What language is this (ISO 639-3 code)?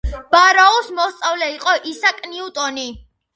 kat